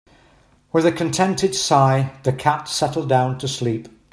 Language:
English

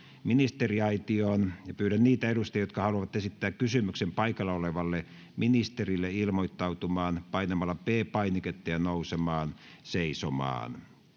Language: Finnish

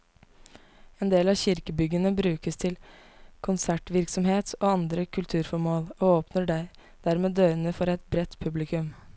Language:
Norwegian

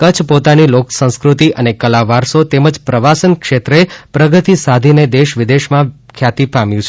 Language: Gujarati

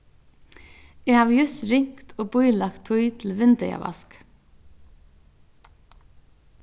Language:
Faroese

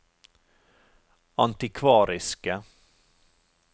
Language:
Norwegian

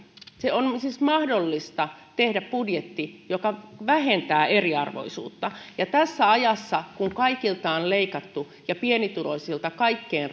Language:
Finnish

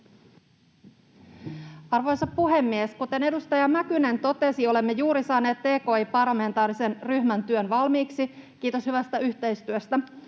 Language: Finnish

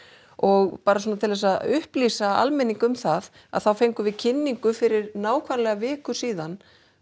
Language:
Icelandic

